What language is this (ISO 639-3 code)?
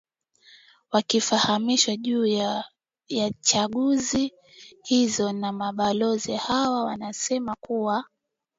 swa